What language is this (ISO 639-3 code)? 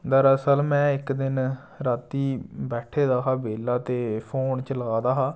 doi